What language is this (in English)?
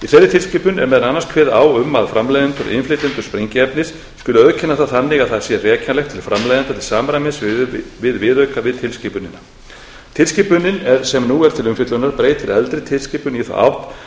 Icelandic